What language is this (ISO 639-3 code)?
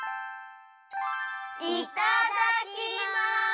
jpn